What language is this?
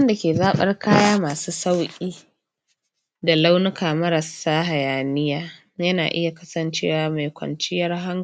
Hausa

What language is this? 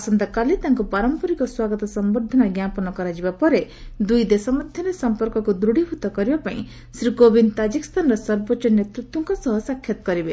Odia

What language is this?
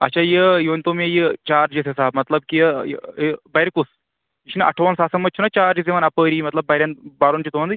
Kashmiri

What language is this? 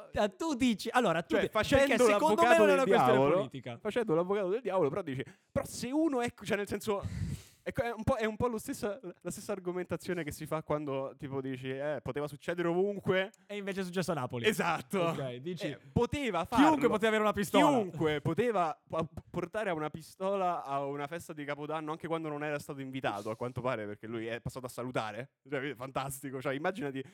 Italian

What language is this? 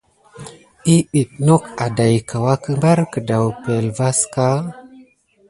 Gidar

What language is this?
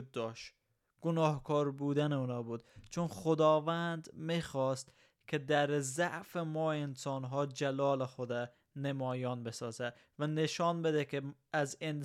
Persian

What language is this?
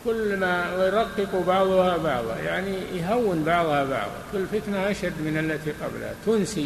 Arabic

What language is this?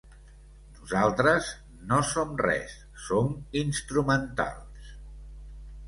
Catalan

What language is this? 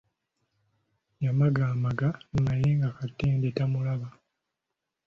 Ganda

